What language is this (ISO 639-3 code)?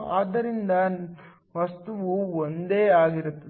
kan